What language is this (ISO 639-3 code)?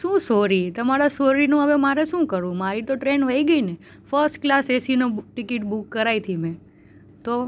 guj